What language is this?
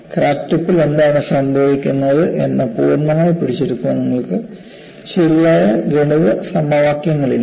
Malayalam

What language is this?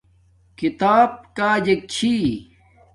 Domaaki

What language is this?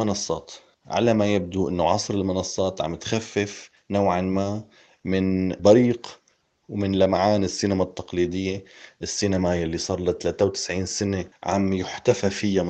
Arabic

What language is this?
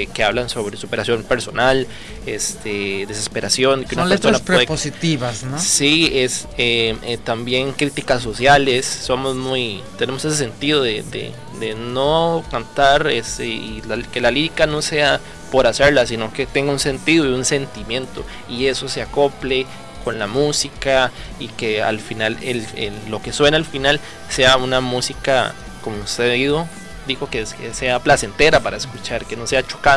Spanish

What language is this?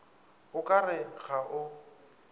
Northern Sotho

